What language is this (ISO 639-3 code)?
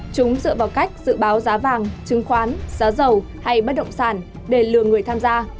vie